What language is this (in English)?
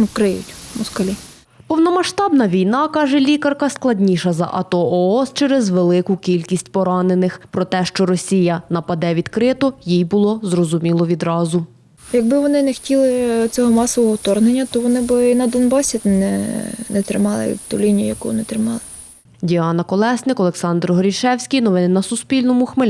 Ukrainian